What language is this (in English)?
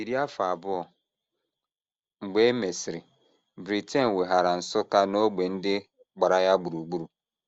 Igbo